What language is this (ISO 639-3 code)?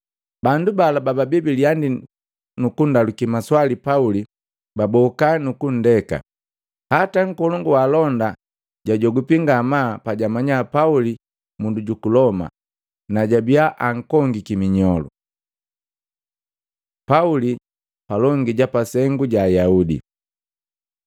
mgv